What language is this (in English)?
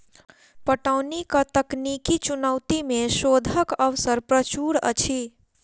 Maithili